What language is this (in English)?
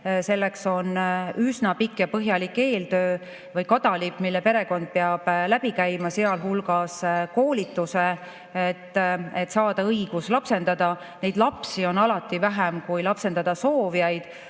Estonian